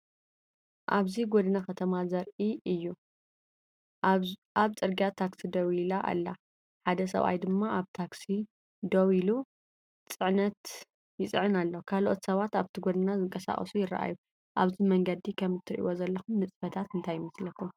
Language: Tigrinya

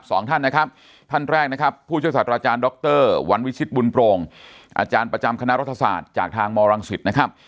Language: Thai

